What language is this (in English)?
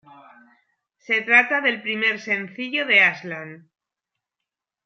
Spanish